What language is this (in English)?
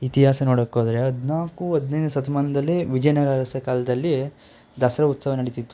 Kannada